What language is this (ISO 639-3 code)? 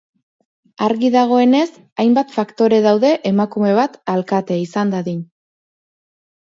eus